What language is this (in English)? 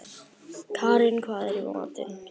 Icelandic